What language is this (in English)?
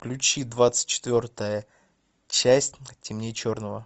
Russian